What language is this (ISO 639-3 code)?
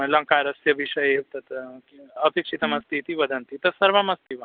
san